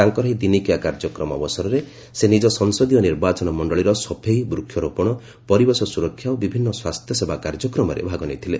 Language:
Odia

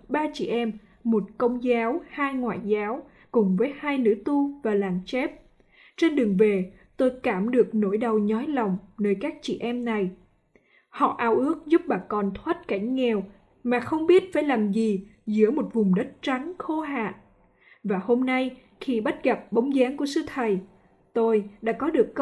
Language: Vietnamese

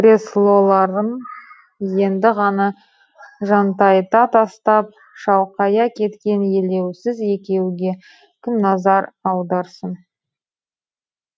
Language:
Kazakh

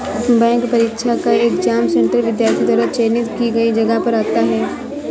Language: Hindi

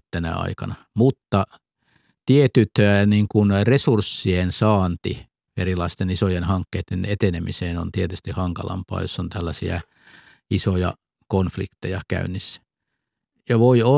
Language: Finnish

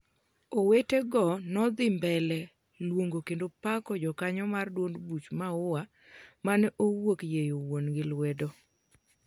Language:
Luo (Kenya and Tanzania)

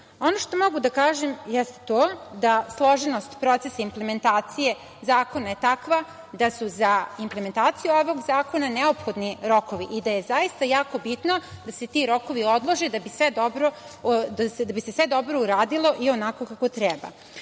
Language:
Serbian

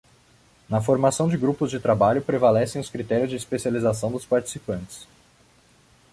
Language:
Portuguese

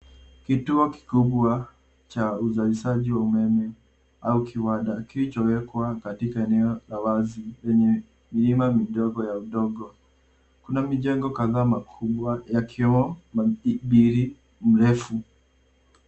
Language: Swahili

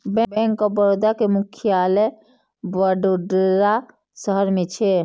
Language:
Maithili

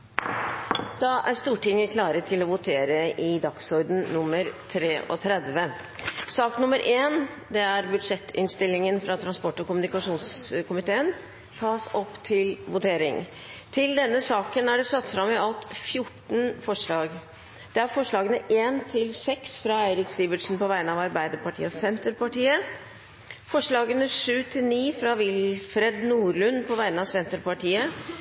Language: Norwegian Nynorsk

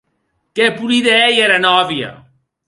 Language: Occitan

